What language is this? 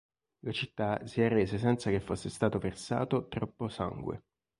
Italian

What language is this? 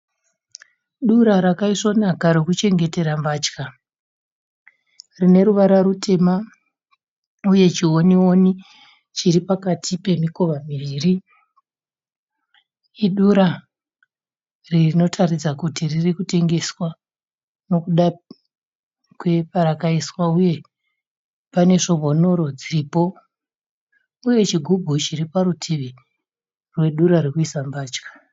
Shona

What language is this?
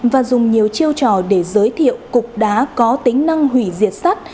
Vietnamese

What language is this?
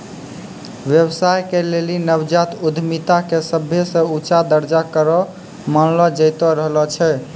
Maithili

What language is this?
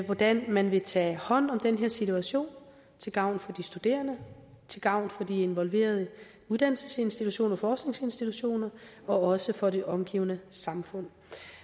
Danish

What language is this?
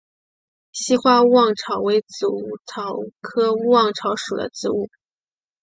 Chinese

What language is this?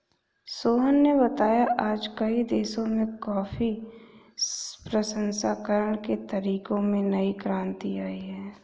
Hindi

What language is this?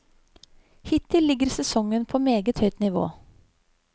Norwegian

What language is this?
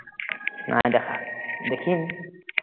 Assamese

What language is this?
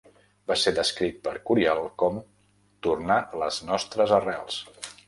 Catalan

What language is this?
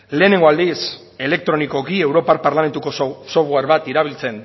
Basque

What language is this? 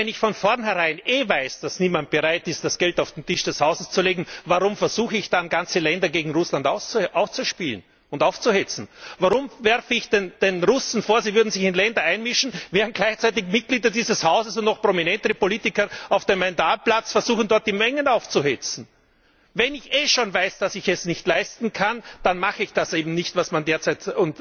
German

